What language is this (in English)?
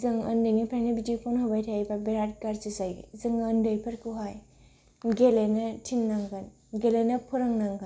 Bodo